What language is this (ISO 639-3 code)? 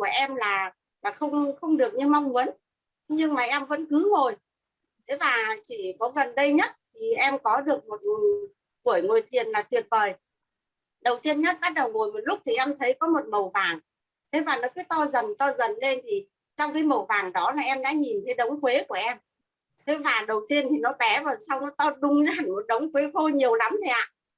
vie